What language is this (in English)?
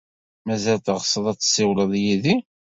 Kabyle